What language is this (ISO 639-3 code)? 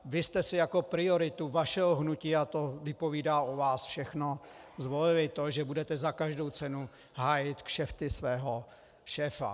ces